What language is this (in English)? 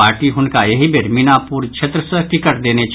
Maithili